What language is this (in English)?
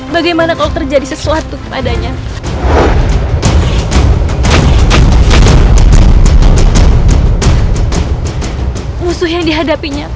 Indonesian